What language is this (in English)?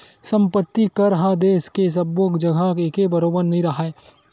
Chhattisgarhi